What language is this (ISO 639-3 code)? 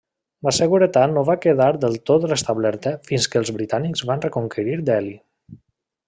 cat